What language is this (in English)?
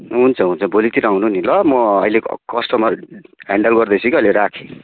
Nepali